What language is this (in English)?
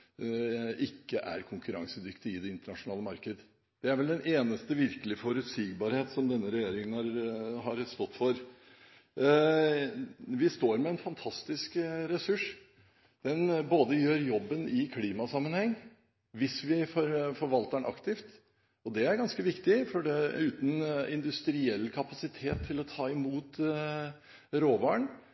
Norwegian Bokmål